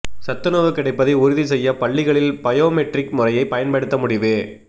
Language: Tamil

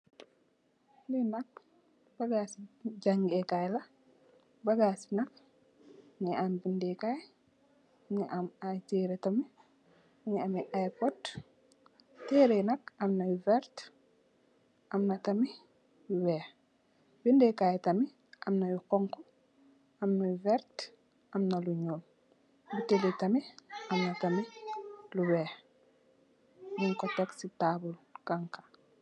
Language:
Wolof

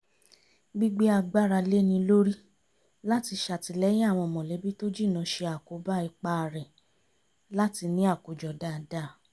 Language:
Yoruba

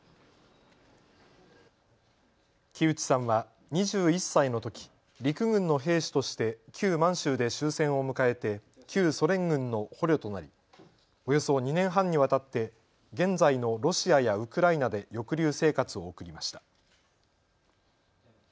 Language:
Japanese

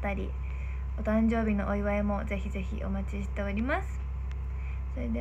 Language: Japanese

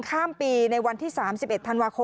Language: Thai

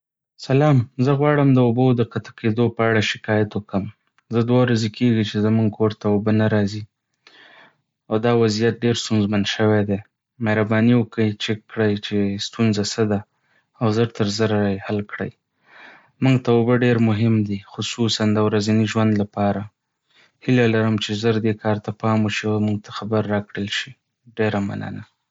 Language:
Pashto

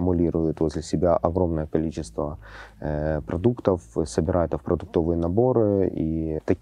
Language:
Russian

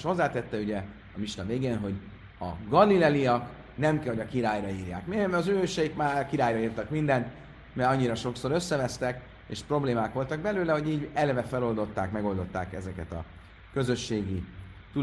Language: Hungarian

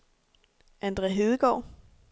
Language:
Danish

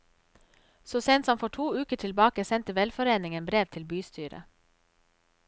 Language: Norwegian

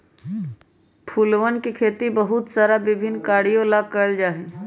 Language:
Magahi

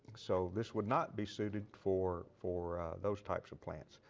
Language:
English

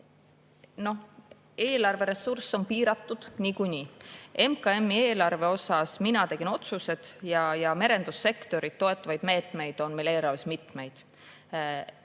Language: Estonian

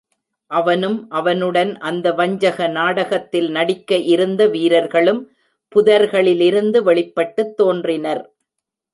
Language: Tamil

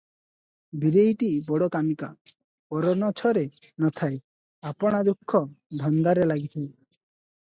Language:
Odia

